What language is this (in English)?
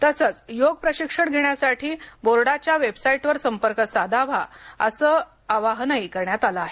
Marathi